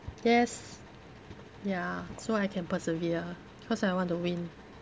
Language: English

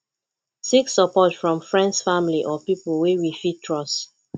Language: Nigerian Pidgin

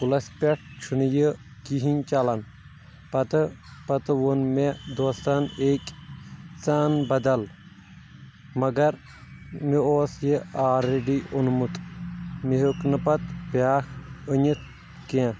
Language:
Kashmiri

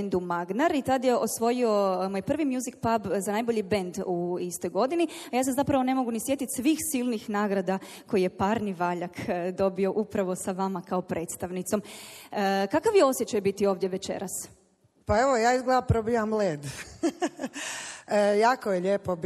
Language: Croatian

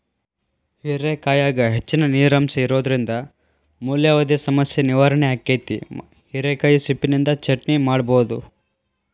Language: Kannada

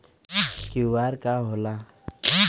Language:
Bhojpuri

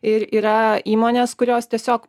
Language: Lithuanian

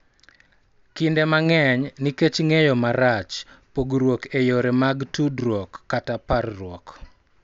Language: Luo (Kenya and Tanzania)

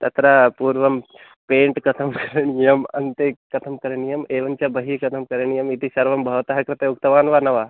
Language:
Sanskrit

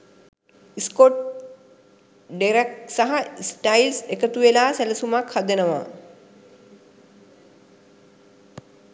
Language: Sinhala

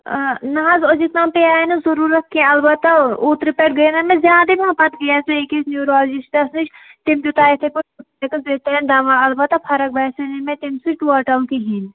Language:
Kashmiri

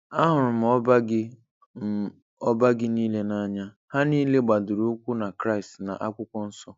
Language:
Igbo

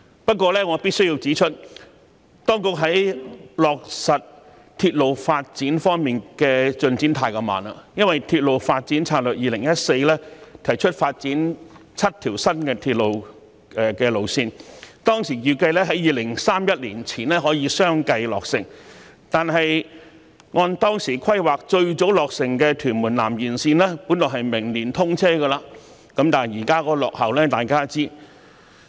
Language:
Cantonese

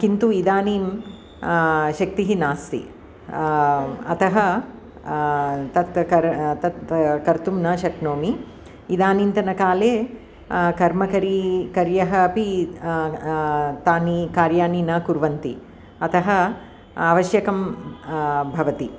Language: Sanskrit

